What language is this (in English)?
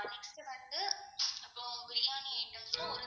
Tamil